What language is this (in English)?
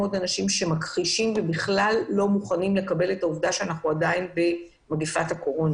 Hebrew